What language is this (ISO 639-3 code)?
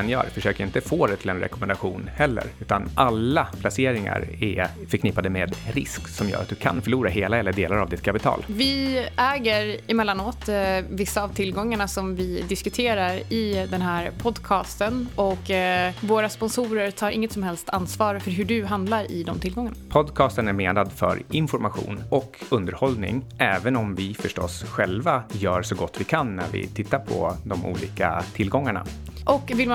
swe